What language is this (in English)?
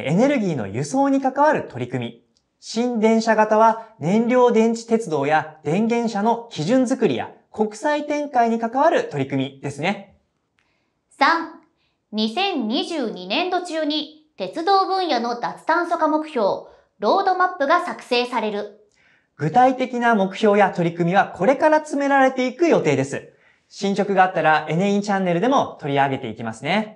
Japanese